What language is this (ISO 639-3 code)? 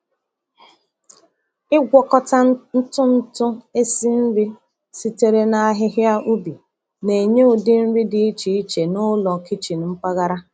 ibo